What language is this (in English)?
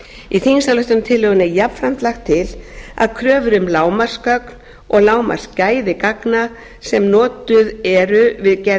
Icelandic